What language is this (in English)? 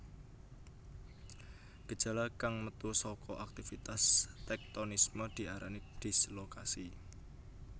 Javanese